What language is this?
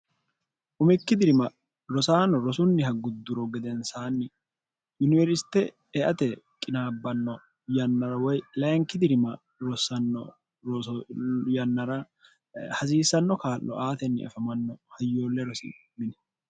Sidamo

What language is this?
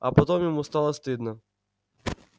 Russian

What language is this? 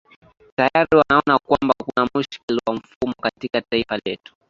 Swahili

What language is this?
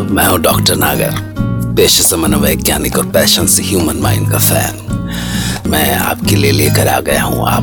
Hindi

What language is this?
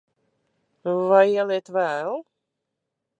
Latvian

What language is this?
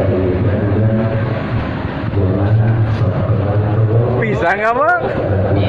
Indonesian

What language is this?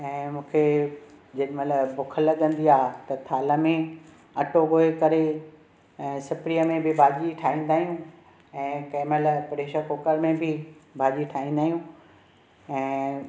Sindhi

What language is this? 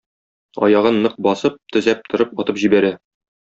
Tatar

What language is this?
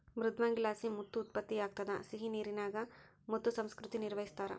Kannada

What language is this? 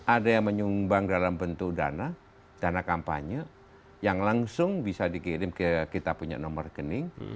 Indonesian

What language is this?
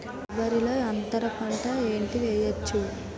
Telugu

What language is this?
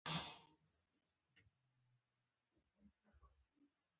Pashto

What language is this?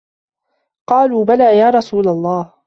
Arabic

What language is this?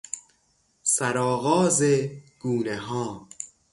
Persian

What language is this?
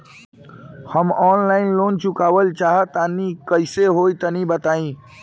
Bhojpuri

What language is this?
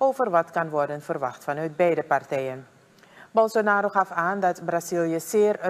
Dutch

